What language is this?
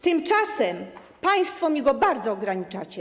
Polish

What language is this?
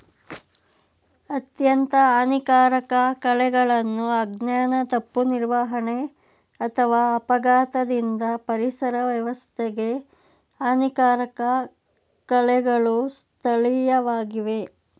Kannada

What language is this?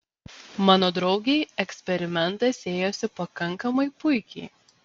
Lithuanian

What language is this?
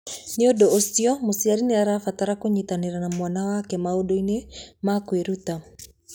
Kikuyu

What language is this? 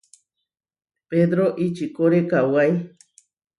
Huarijio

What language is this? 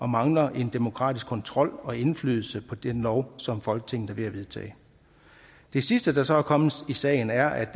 Danish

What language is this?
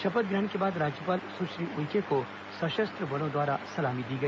Hindi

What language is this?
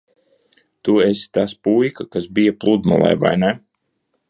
Latvian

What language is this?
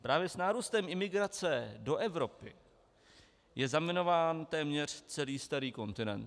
Czech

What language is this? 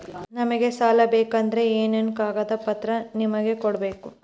Kannada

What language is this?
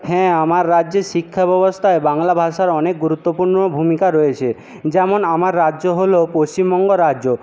Bangla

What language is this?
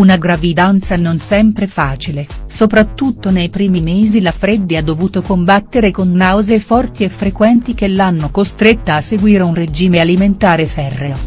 Italian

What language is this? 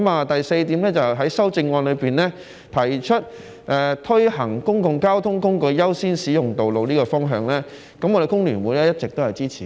Cantonese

